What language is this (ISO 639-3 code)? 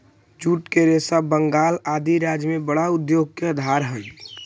mag